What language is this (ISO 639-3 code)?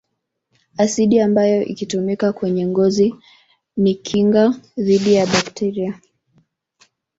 swa